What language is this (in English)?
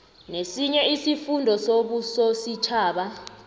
South Ndebele